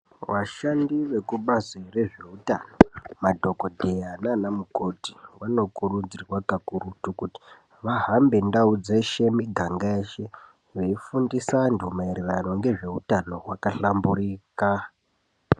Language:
Ndau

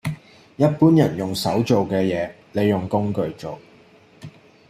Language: Cantonese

